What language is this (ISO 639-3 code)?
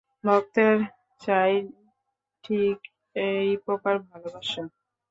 ben